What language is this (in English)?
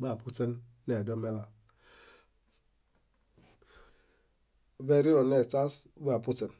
Bayot